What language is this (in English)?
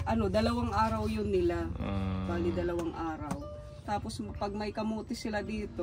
Filipino